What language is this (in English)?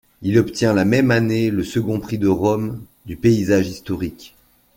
French